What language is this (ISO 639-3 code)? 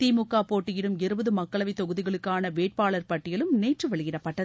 tam